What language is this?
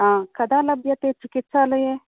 Sanskrit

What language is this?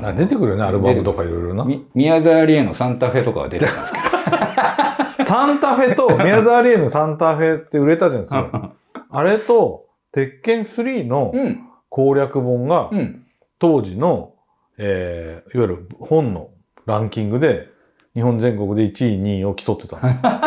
Japanese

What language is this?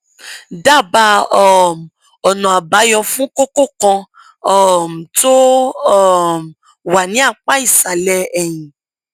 Yoruba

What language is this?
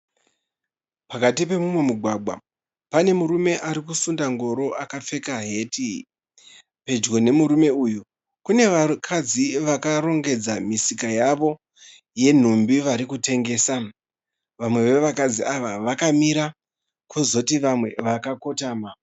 Shona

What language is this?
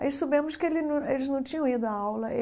Portuguese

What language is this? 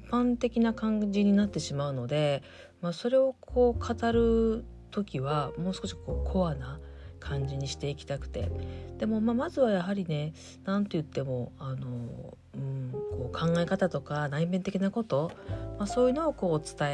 Japanese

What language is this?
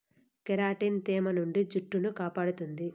Telugu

